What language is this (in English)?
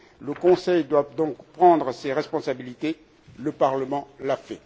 French